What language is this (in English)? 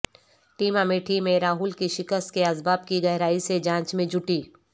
Urdu